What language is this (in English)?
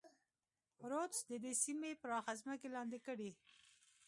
Pashto